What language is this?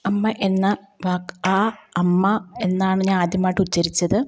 Malayalam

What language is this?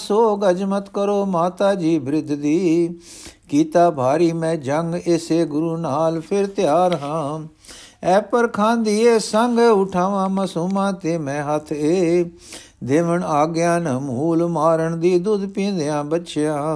Punjabi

